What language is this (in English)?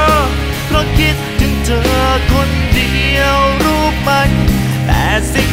Thai